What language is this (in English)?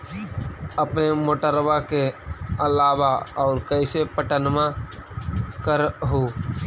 Magahi